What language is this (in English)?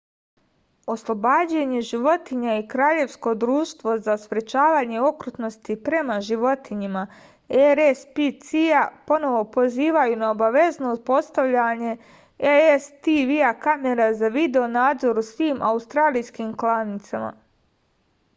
Serbian